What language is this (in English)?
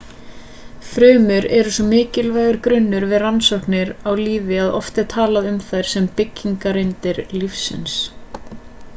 Icelandic